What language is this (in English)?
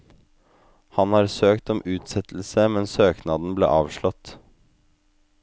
Norwegian